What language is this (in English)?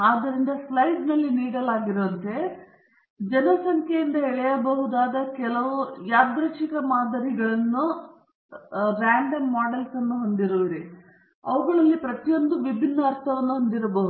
Kannada